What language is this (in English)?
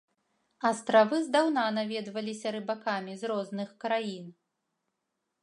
Belarusian